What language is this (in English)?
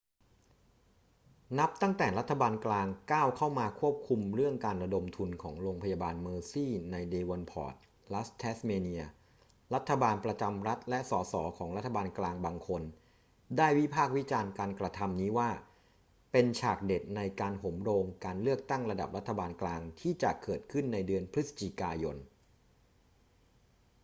Thai